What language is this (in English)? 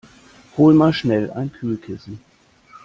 German